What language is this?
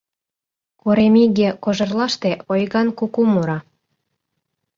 Mari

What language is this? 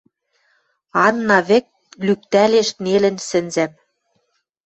Western Mari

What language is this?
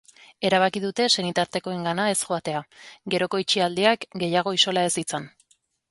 Basque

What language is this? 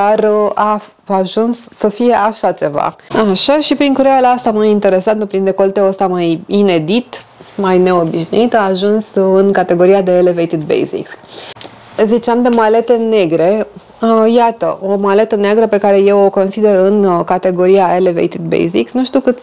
Romanian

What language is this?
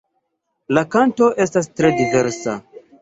Esperanto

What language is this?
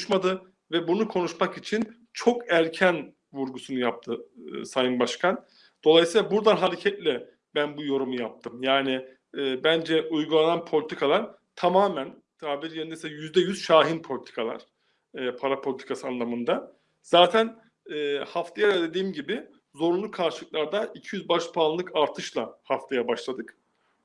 Turkish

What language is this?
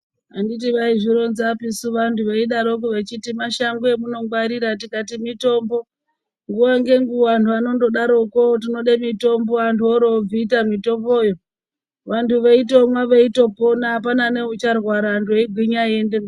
Ndau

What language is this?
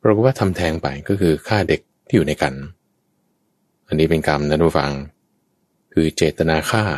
Thai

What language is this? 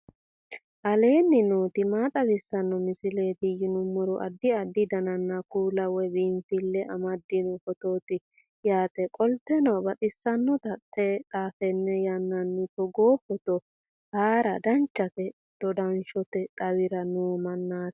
Sidamo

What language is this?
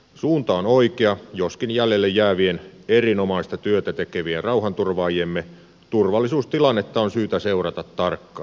Finnish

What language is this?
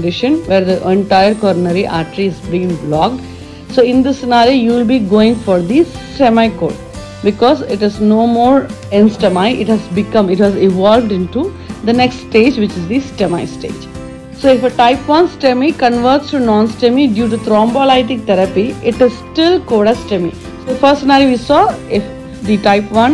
English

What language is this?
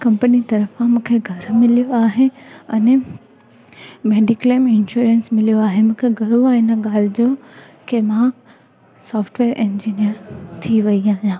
Sindhi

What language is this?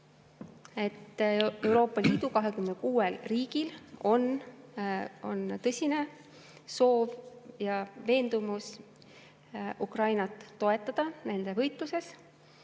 Estonian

